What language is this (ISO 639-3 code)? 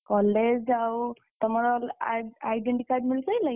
ori